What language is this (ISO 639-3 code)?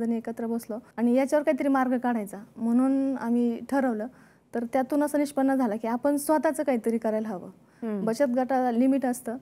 ron